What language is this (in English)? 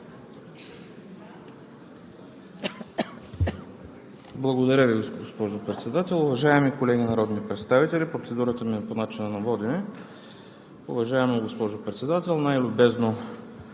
Bulgarian